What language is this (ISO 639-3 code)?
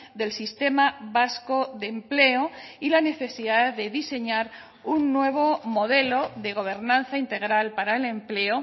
spa